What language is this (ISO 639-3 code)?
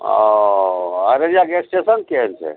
mai